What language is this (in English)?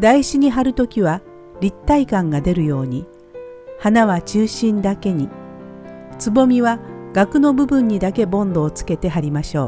Japanese